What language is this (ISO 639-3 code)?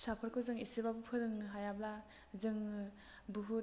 brx